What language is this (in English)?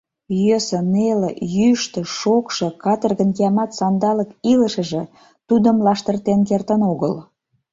Mari